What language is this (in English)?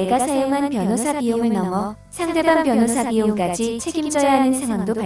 Korean